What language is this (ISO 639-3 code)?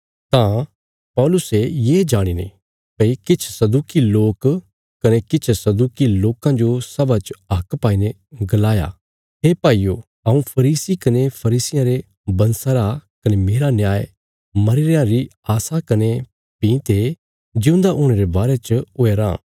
kfs